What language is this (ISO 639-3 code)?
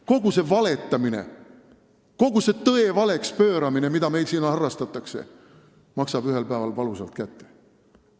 est